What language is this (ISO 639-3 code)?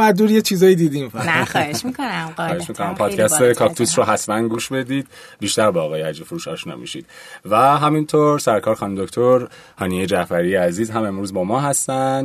fas